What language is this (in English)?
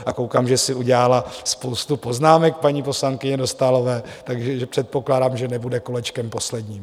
Czech